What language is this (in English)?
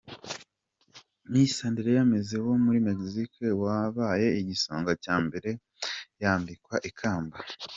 Kinyarwanda